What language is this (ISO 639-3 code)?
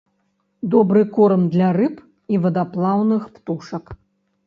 bel